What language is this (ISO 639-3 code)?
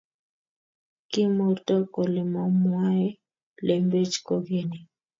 kln